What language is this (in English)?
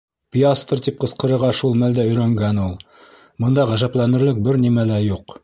Bashkir